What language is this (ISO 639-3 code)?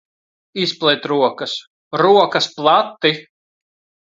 lav